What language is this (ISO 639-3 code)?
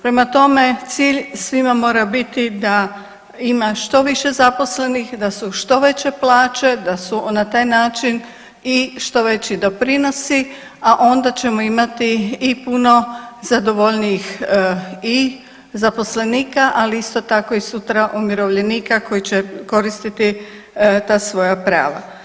hrv